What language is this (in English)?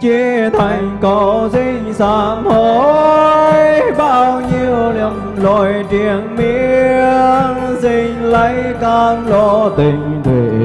Vietnamese